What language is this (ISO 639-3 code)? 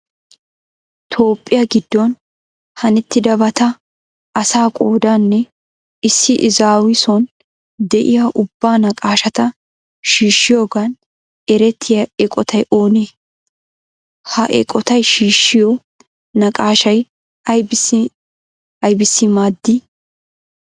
wal